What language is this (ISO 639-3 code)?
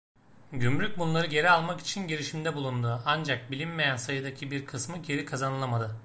tur